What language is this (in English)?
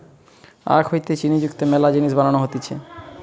Bangla